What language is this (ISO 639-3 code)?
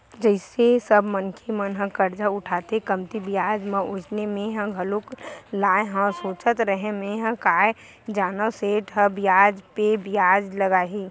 hne